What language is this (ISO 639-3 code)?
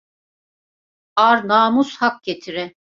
tur